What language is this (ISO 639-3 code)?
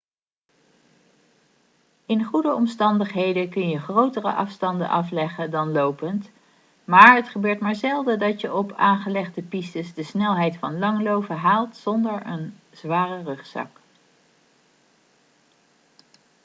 nld